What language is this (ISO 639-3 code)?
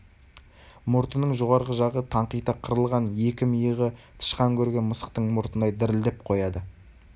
kaz